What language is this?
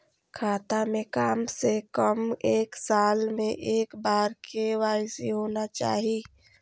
Maithili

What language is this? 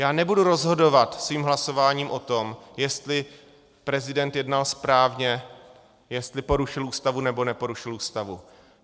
Czech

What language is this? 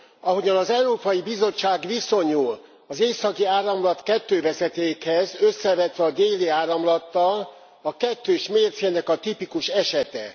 Hungarian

